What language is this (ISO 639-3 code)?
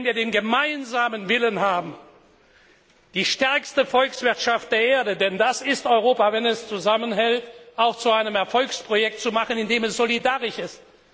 deu